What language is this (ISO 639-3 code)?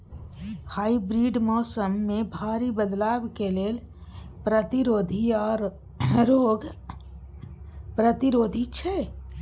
mai